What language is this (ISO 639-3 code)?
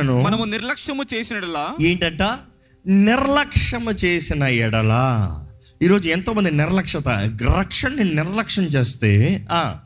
tel